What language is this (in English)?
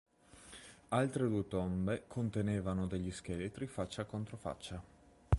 Italian